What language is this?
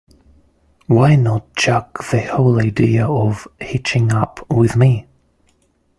English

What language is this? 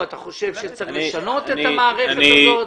Hebrew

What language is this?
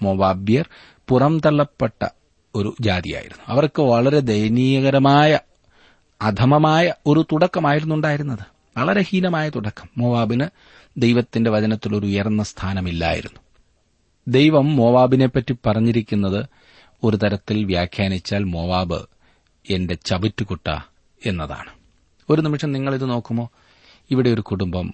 Malayalam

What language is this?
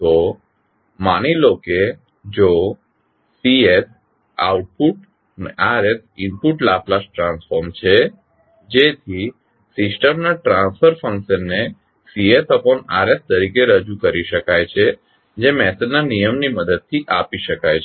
Gujarati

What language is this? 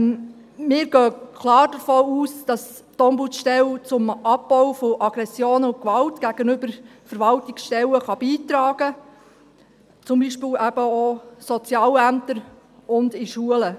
Swiss German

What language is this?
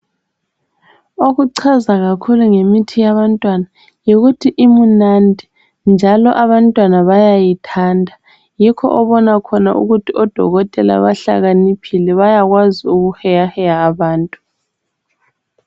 North Ndebele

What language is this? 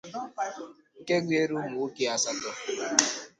Igbo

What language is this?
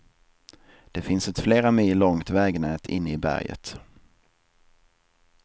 Swedish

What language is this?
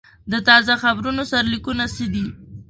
Pashto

